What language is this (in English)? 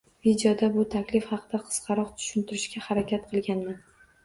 Uzbek